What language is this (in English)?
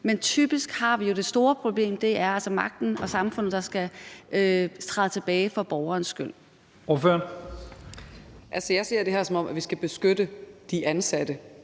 Danish